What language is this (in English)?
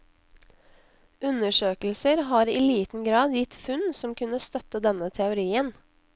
Norwegian